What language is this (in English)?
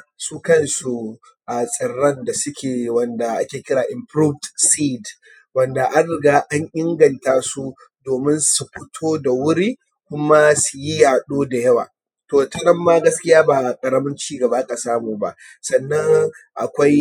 Hausa